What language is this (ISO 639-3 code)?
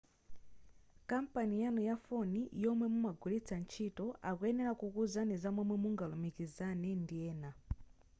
nya